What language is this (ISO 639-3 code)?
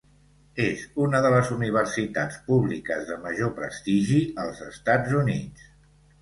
cat